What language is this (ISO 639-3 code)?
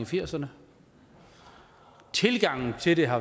dan